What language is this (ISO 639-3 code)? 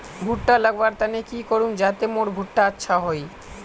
mag